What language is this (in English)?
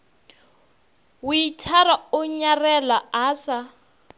Northern Sotho